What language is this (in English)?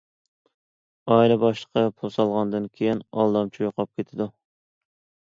Uyghur